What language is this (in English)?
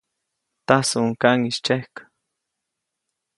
Copainalá Zoque